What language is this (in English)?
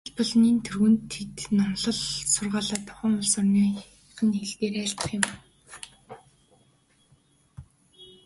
Mongolian